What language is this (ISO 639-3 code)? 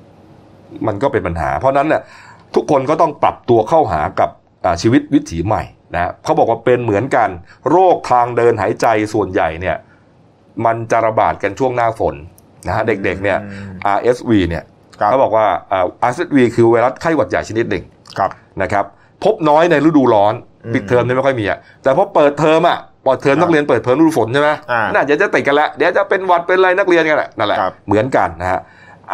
tha